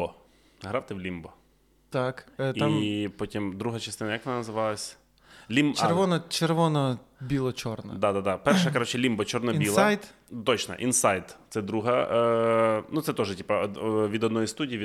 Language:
Ukrainian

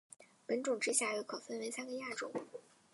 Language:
Chinese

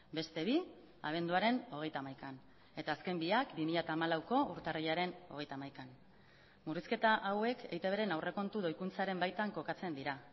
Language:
Basque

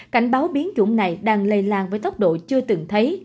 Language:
Vietnamese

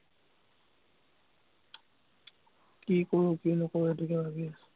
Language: Assamese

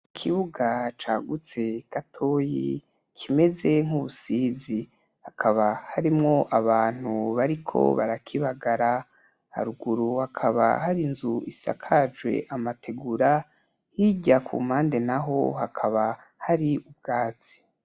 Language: Rundi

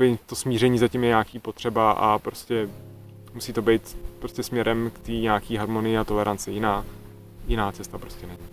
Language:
Czech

